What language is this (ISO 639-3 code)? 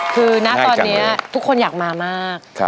tha